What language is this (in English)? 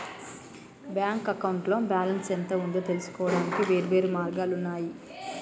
Telugu